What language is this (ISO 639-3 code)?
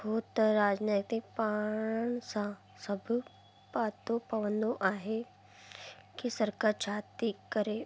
snd